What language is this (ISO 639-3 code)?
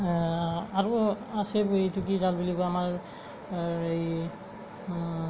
asm